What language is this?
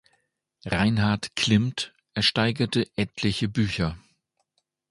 German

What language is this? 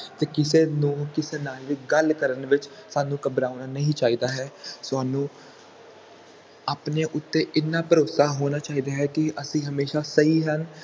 Punjabi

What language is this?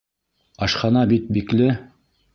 Bashkir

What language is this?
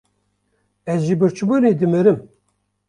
Kurdish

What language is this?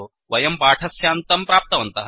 Sanskrit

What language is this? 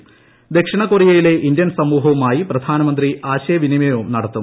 Malayalam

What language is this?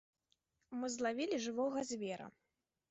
Belarusian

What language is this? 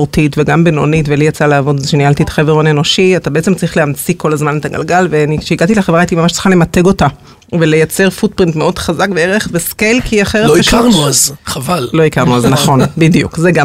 Hebrew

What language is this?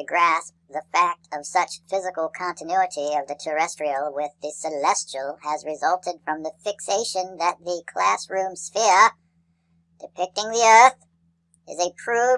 English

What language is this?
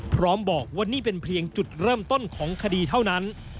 Thai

